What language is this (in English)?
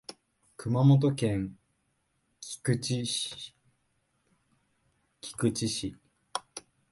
Japanese